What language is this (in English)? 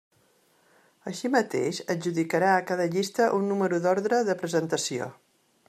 Catalan